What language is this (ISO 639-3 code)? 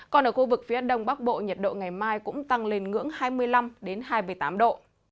vie